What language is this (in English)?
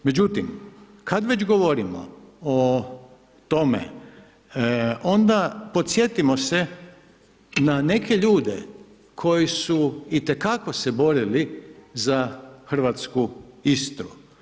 Croatian